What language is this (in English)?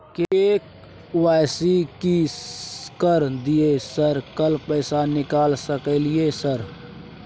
Maithili